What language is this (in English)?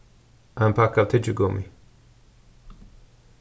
Faroese